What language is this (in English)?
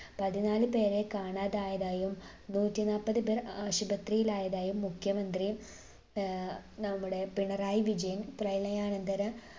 Malayalam